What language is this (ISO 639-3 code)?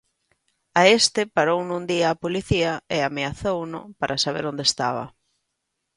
glg